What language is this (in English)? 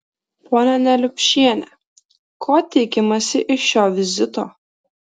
Lithuanian